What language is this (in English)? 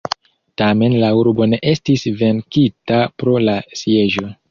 Esperanto